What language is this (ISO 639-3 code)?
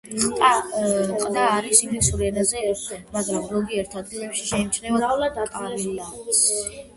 kat